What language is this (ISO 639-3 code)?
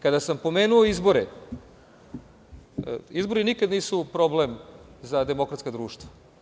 srp